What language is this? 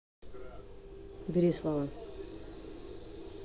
Russian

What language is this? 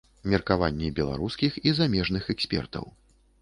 Belarusian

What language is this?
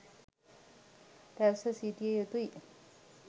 Sinhala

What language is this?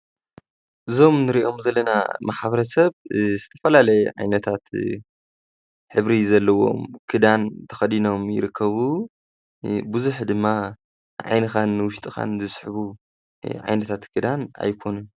Tigrinya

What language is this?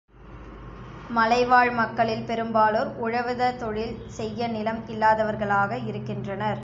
Tamil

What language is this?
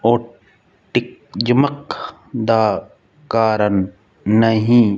Punjabi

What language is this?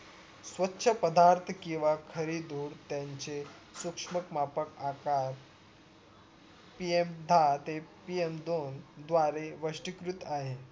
Marathi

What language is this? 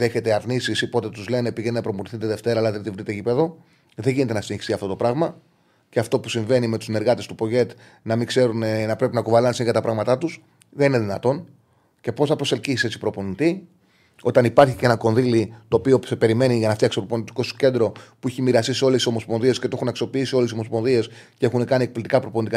Greek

